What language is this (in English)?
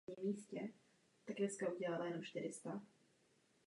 Czech